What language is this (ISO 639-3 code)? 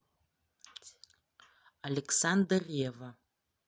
rus